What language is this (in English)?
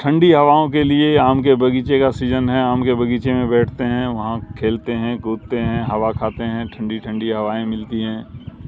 Urdu